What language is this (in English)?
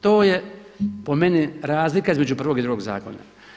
Croatian